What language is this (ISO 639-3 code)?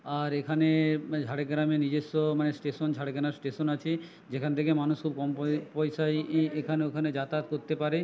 ben